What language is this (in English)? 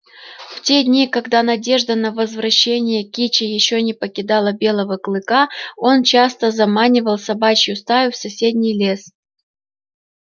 Russian